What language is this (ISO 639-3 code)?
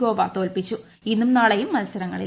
mal